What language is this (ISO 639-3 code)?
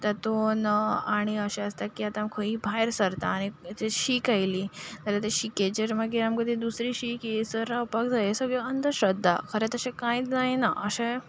kok